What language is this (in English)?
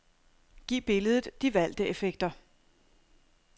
Danish